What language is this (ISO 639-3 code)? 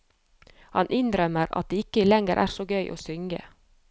nor